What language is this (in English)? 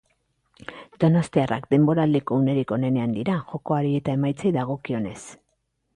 Basque